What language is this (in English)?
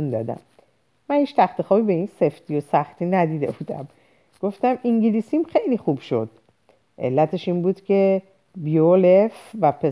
Persian